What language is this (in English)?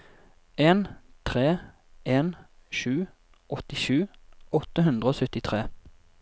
Norwegian